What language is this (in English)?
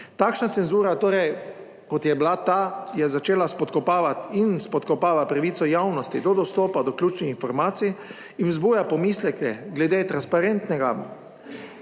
Slovenian